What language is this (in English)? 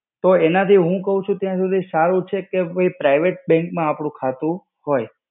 Gujarati